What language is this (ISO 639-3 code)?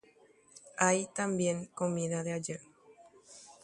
grn